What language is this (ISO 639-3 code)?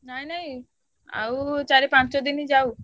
ori